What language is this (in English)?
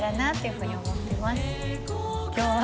Japanese